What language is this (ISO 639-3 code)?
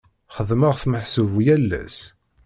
kab